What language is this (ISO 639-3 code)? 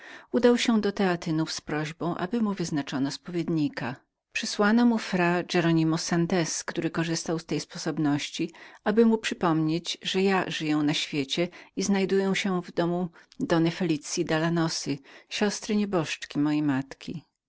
pol